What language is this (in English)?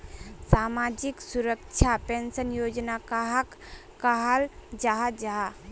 Magahi